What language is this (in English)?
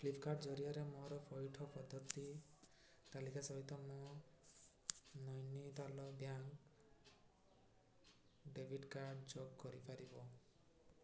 Odia